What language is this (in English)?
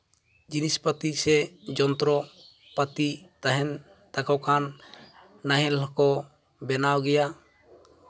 Santali